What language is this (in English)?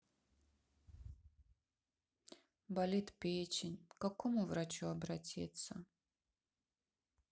Russian